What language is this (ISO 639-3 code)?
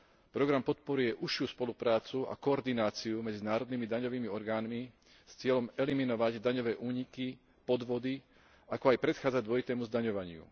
slk